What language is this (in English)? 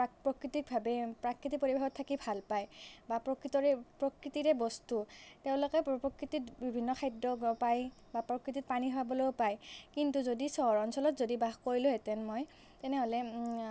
Assamese